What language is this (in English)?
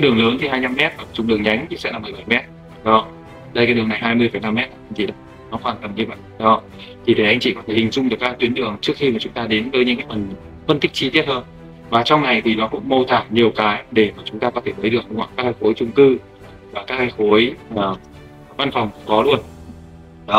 Vietnamese